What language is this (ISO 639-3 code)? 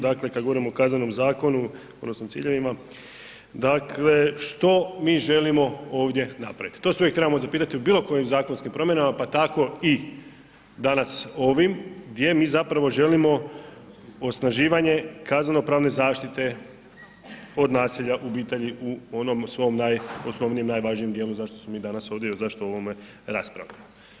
hrv